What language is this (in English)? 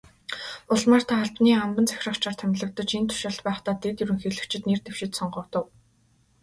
Mongolian